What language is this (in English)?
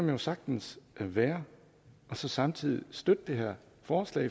Danish